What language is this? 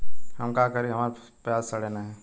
Bhojpuri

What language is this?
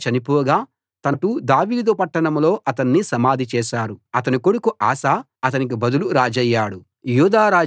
Telugu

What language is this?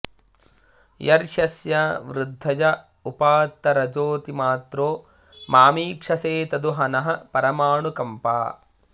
Sanskrit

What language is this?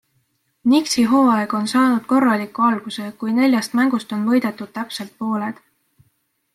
Estonian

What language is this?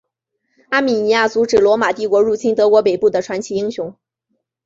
Chinese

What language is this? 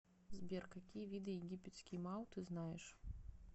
Russian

